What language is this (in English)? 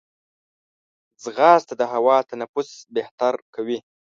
Pashto